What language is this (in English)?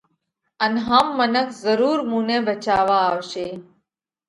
Parkari Koli